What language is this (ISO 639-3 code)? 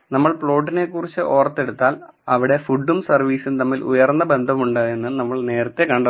mal